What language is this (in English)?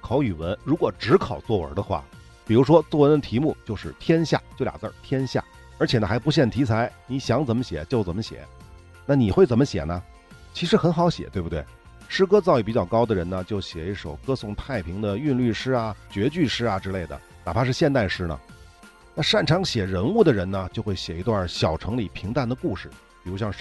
Chinese